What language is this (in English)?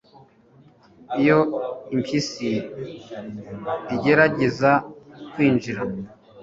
Kinyarwanda